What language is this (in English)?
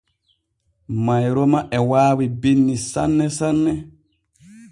Borgu Fulfulde